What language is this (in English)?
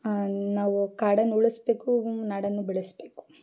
Kannada